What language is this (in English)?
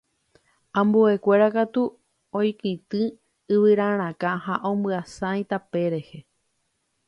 Guarani